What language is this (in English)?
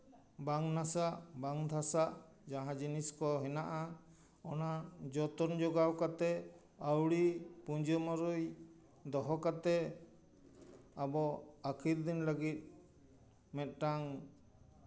Santali